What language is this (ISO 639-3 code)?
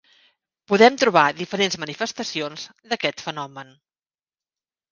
cat